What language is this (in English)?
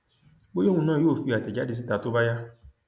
Yoruba